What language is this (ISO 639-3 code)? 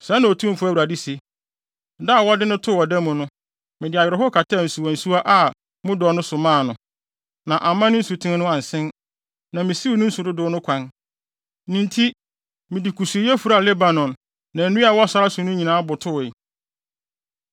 aka